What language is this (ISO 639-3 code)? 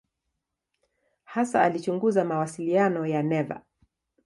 swa